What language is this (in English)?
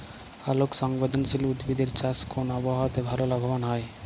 Bangla